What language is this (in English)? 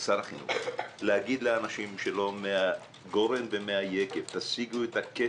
Hebrew